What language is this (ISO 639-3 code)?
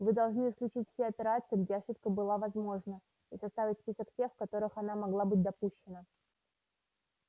rus